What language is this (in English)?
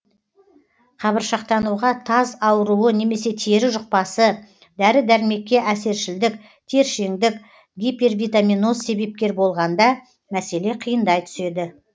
Kazakh